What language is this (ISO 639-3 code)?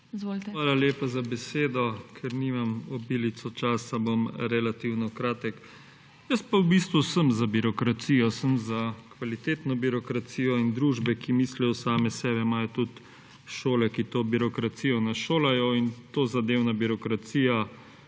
slv